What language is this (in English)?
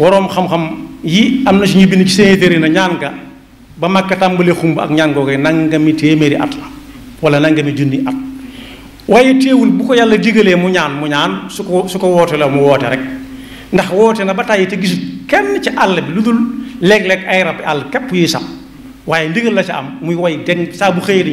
Indonesian